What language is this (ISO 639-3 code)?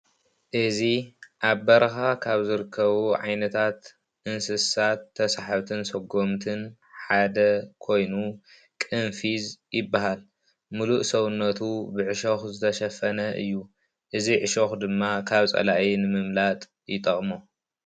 tir